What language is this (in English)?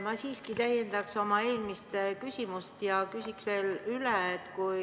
Estonian